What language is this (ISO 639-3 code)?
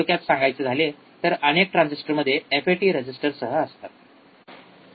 mar